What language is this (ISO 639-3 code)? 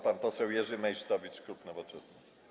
pol